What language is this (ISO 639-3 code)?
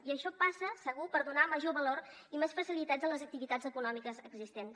cat